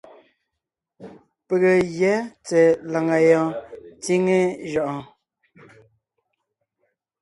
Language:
Ngiemboon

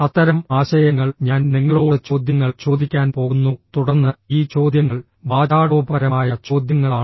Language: Malayalam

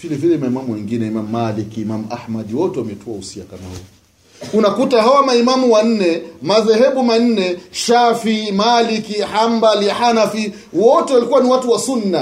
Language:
Swahili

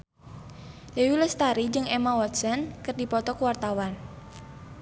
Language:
Sundanese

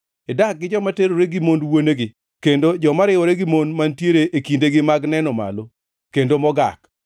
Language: Luo (Kenya and Tanzania)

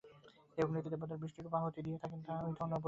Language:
Bangla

